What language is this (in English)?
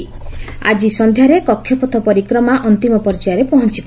Odia